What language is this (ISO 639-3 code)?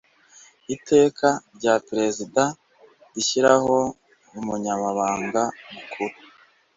kin